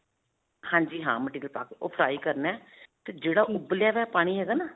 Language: Punjabi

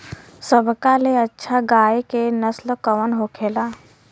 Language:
Bhojpuri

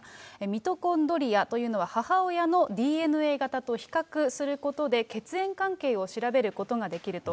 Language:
Japanese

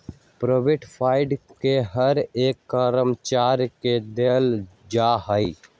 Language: Magahi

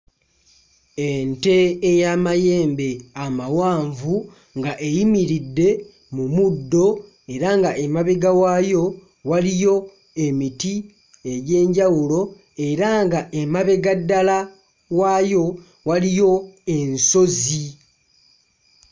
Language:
Ganda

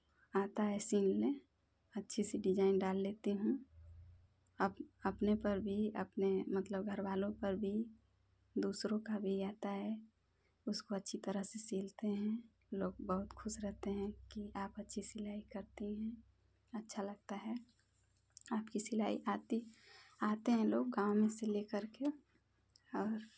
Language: Hindi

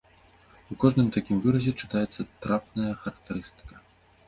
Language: Belarusian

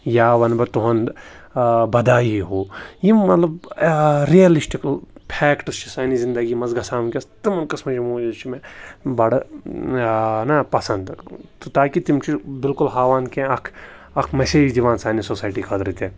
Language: Kashmiri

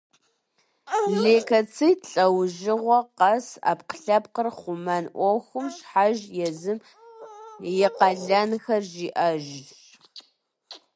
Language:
Kabardian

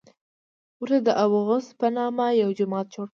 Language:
Pashto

